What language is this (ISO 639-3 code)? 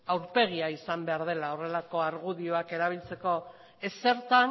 eus